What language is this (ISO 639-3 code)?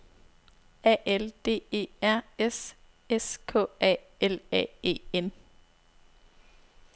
dan